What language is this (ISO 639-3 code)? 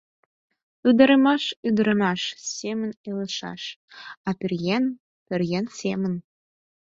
chm